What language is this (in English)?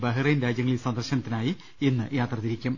Malayalam